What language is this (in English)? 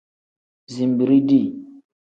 Tem